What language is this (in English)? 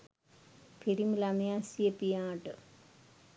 Sinhala